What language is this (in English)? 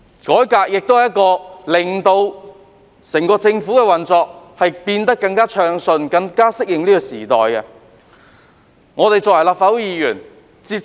Cantonese